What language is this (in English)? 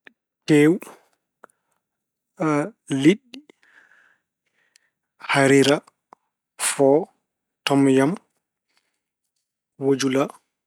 Fula